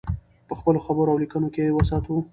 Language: Pashto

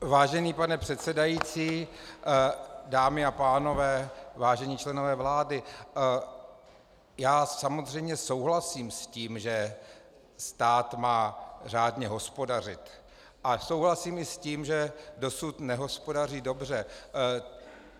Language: Czech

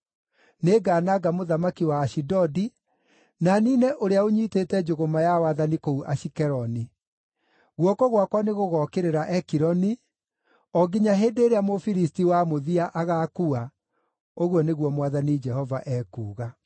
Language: Kikuyu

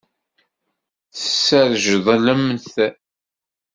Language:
Kabyle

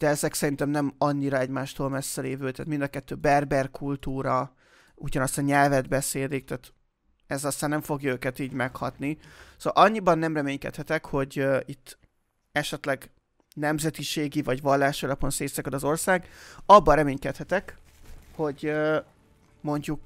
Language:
Hungarian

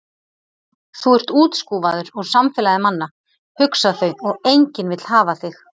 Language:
Icelandic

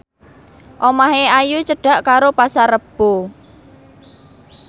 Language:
Javanese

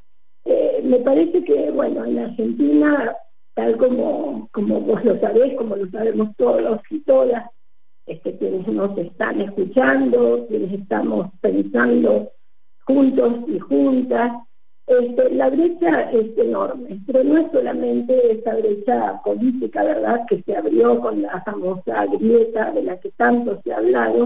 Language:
Spanish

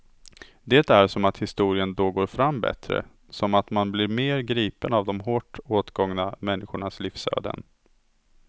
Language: Swedish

